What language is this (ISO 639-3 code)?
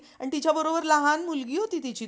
mar